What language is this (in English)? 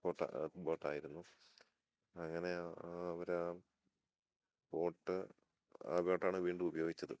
Malayalam